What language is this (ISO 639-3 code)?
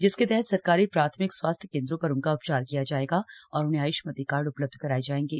hin